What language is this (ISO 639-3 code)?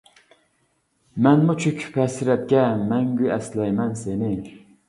uig